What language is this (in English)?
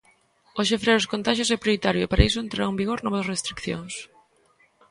Galician